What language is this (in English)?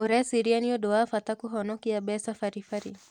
Kikuyu